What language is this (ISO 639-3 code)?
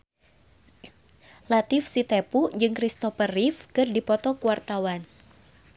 sun